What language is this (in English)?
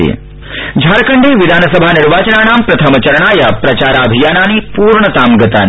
Sanskrit